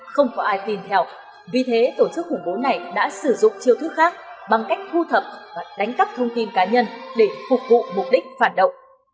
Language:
Vietnamese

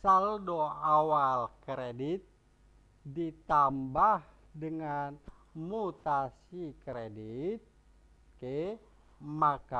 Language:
Indonesian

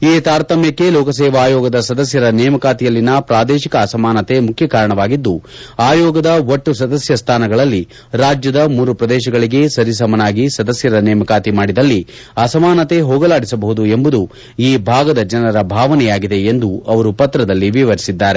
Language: Kannada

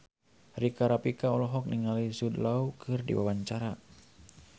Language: Sundanese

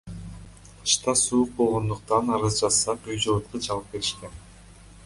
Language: Kyrgyz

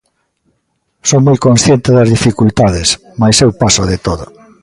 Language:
Galician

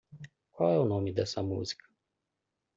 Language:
Portuguese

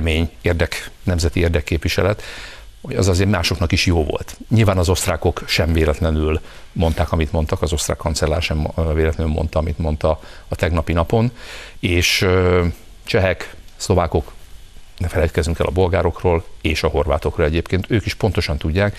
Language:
Hungarian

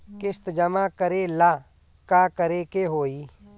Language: Bhojpuri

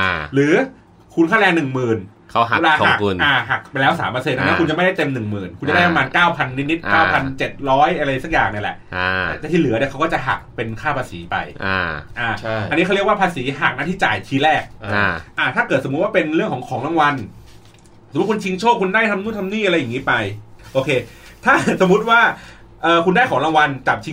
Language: Thai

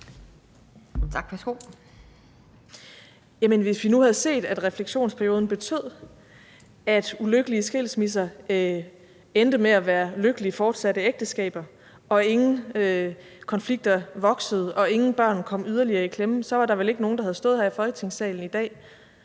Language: Danish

